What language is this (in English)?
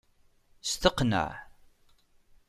Kabyle